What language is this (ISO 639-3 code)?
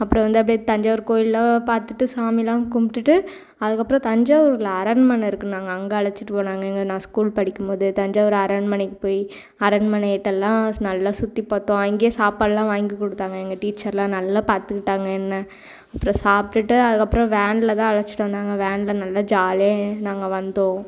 tam